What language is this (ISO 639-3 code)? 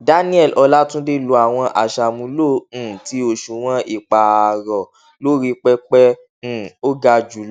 yor